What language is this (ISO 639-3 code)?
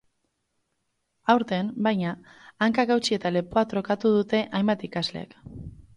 eus